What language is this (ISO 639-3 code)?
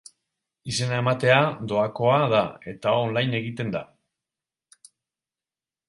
eus